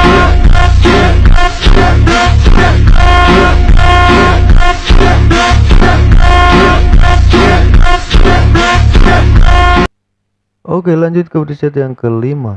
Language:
Indonesian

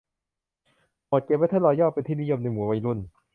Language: Thai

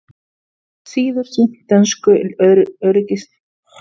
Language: Icelandic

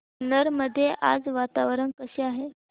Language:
Marathi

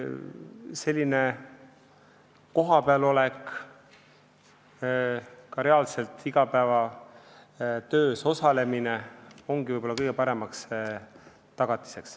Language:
Estonian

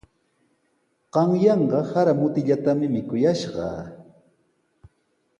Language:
Sihuas Ancash Quechua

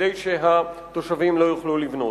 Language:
Hebrew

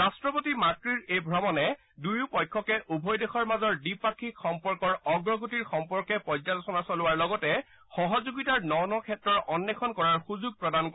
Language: Assamese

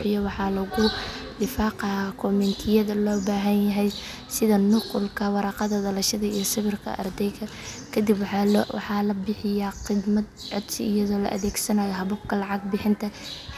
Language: Somali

